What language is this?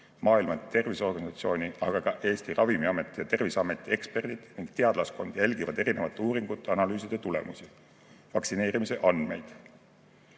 Estonian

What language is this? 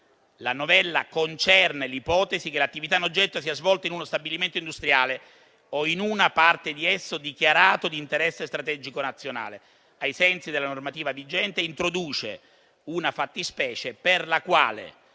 Italian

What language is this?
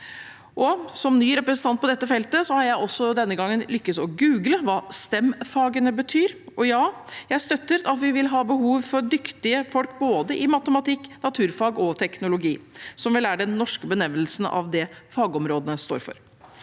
Norwegian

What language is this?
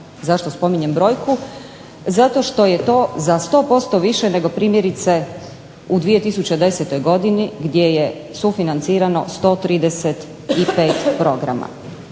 Croatian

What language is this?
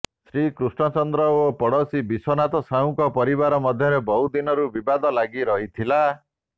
Odia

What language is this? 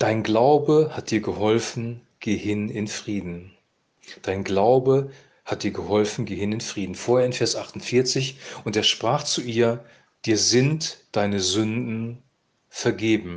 German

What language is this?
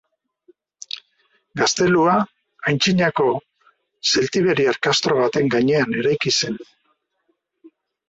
Basque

